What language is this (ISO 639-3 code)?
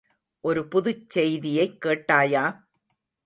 tam